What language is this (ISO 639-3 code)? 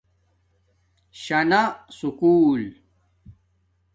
dmk